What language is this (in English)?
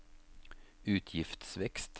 Norwegian